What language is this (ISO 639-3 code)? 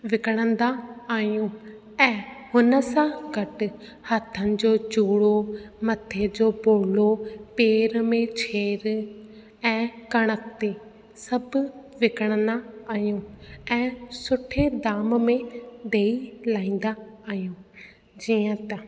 snd